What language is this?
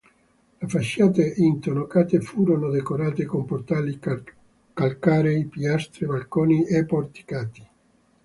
Italian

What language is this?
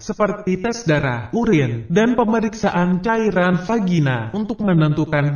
Indonesian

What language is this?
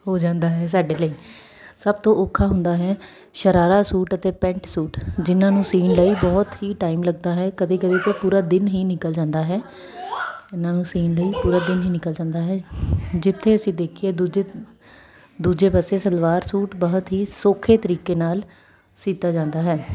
Punjabi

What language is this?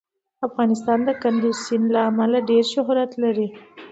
Pashto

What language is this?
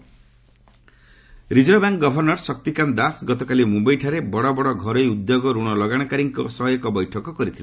Odia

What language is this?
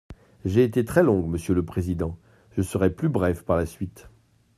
French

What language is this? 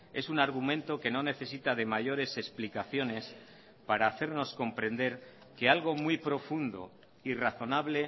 Spanish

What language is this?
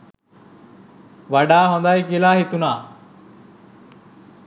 Sinhala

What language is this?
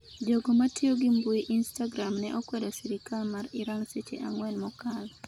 Luo (Kenya and Tanzania)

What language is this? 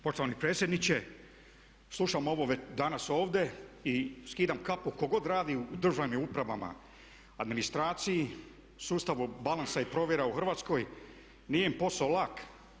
Croatian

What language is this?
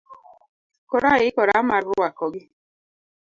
Luo (Kenya and Tanzania)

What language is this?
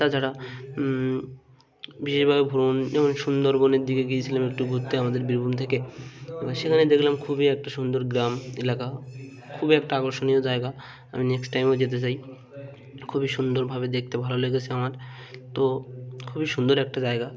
Bangla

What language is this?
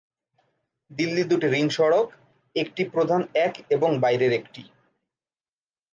Bangla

